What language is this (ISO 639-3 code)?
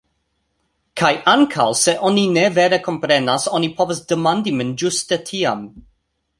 epo